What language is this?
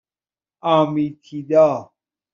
Persian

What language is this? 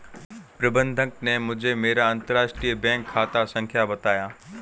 Hindi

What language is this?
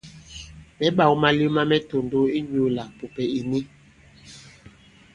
Bankon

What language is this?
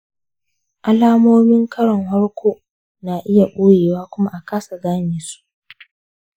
Hausa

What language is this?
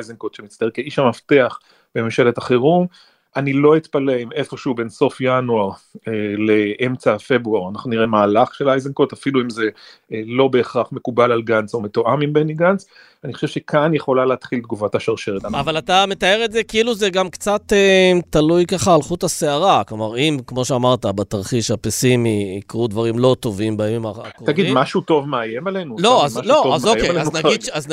Hebrew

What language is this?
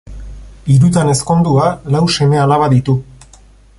Basque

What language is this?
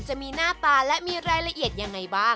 Thai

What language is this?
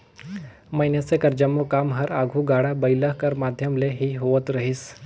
Chhattisgarhi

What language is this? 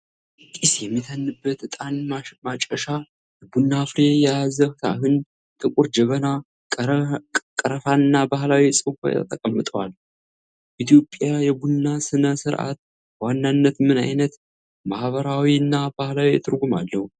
Amharic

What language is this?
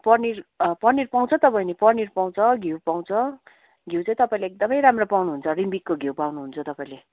Nepali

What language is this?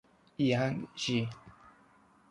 Italian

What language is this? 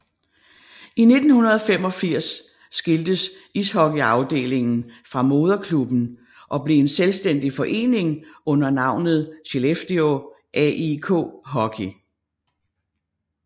Danish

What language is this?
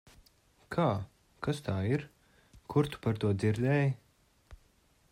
Latvian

